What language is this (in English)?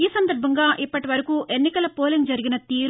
Telugu